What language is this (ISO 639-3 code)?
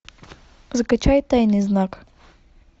rus